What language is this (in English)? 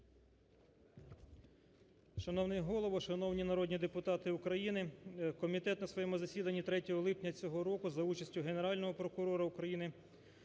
Ukrainian